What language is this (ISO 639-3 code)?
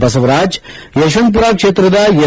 kan